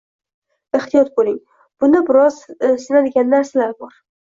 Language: Uzbek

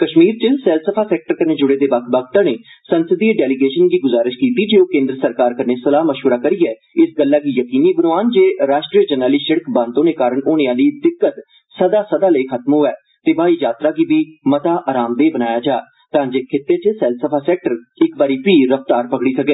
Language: Dogri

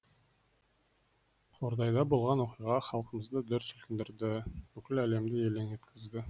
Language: Kazakh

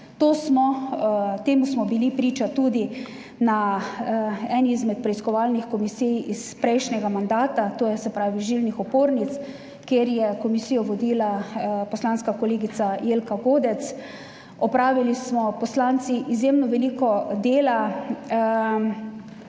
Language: Slovenian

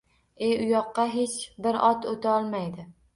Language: Uzbek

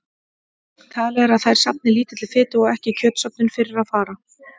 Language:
Icelandic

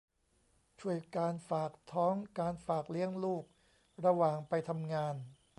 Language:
Thai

